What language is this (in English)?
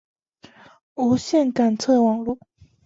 Chinese